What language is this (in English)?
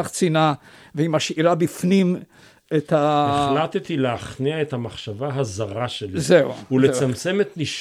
Hebrew